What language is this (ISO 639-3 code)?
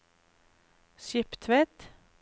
nor